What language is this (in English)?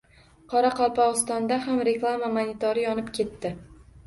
Uzbek